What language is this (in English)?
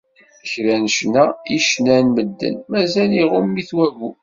Kabyle